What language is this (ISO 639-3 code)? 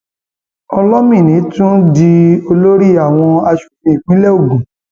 yor